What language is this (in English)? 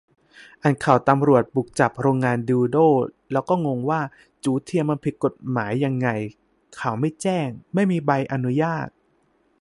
Thai